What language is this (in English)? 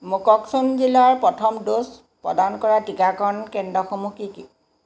Assamese